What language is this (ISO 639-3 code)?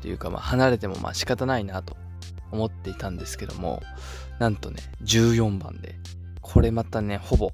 jpn